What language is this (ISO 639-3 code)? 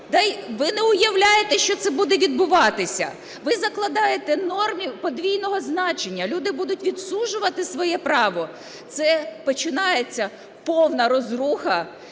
ukr